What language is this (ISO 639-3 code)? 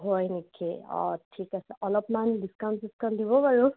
asm